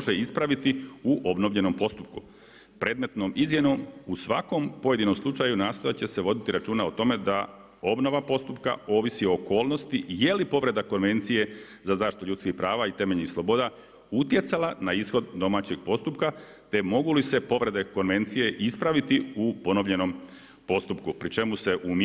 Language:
Croatian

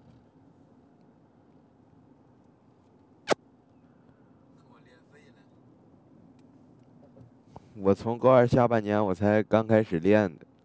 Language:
Chinese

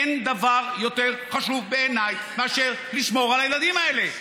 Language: Hebrew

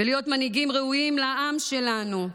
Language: Hebrew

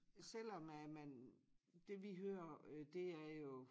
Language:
Danish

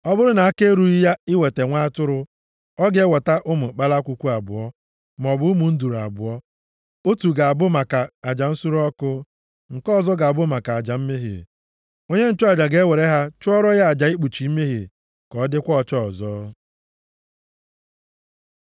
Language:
Igbo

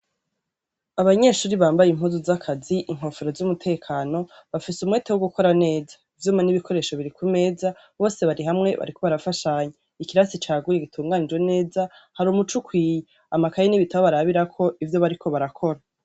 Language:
Rundi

